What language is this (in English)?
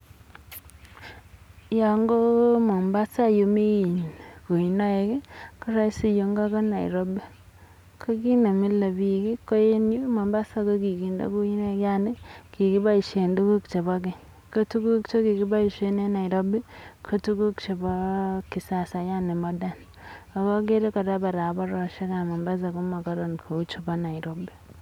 Kalenjin